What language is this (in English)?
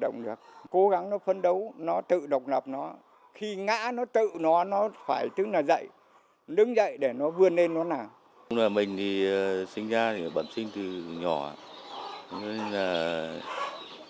Vietnamese